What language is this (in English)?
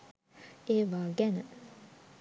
Sinhala